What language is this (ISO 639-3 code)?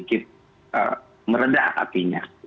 ind